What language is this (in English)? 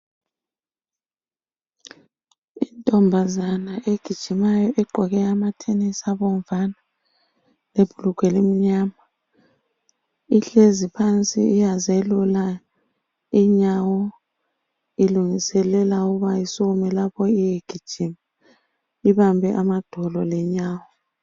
North Ndebele